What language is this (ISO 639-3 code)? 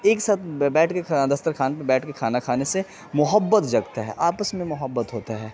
urd